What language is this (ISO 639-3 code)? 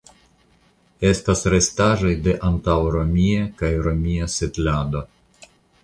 epo